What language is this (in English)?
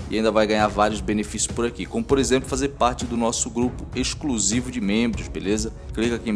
Portuguese